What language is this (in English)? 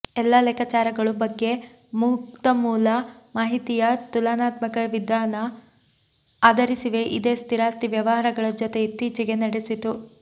Kannada